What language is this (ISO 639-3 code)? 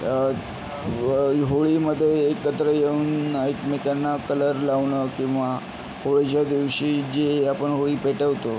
mar